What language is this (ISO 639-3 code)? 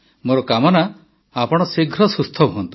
ori